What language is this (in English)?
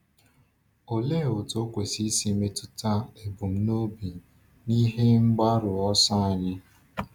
Igbo